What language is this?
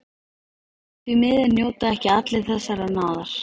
Icelandic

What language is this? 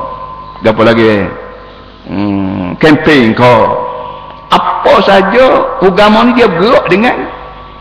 Malay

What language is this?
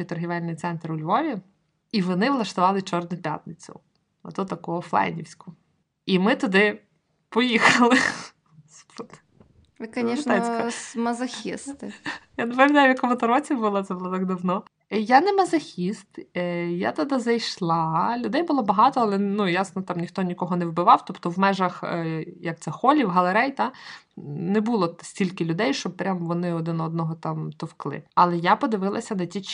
Ukrainian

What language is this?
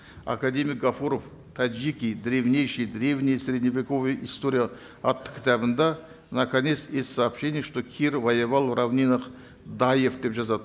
Kazakh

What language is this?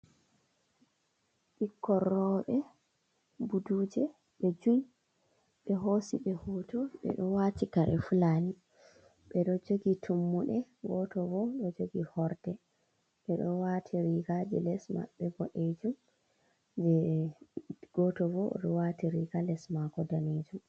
Fula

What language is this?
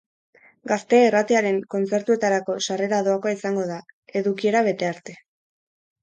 Basque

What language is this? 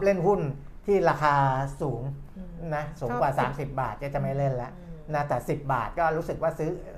Thai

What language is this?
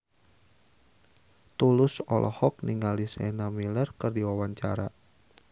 Sundanese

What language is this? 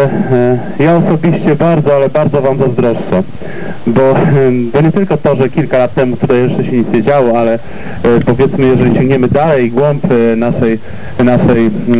Polish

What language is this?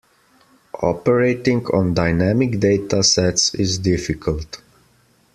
English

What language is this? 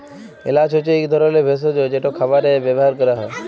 Bangla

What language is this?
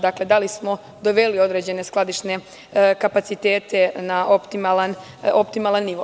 Serbian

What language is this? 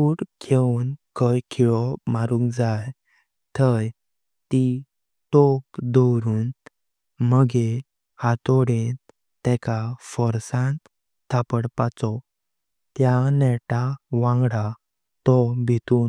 Konkani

